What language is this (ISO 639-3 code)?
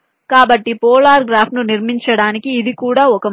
tel